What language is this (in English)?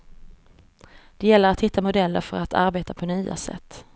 Swedish